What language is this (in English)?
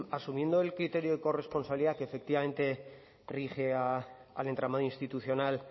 Spanish